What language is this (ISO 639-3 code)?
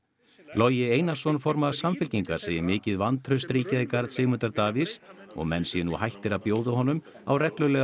isl